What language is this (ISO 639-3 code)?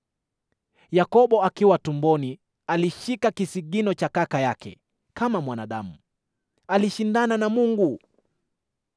swa